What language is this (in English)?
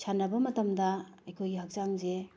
Manipuri